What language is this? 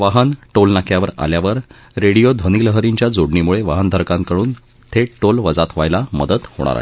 Marathi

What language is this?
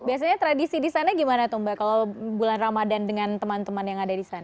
Indonesian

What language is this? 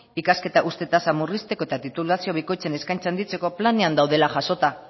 Basque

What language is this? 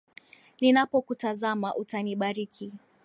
Swahili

